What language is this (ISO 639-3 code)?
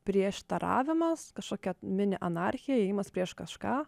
lit